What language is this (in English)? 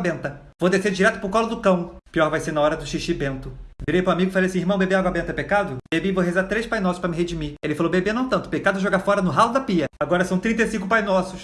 Portuguese